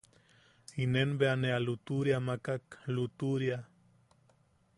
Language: Yaqui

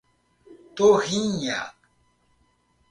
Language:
Portuguese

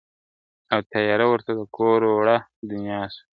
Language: Pashto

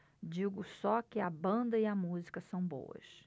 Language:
Portuguese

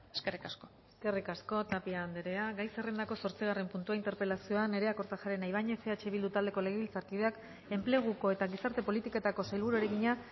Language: Basque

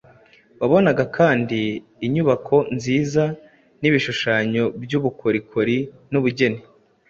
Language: Kinyarwanda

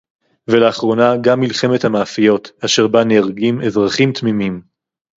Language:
Hebrew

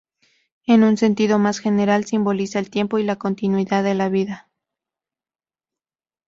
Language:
Spanish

